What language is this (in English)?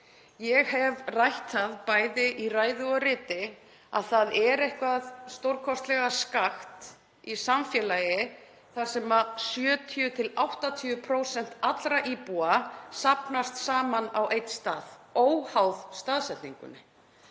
Icelandic